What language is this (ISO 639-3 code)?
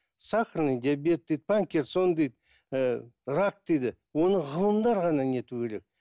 kaz